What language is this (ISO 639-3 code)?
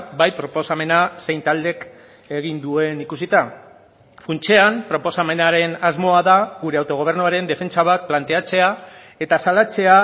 eus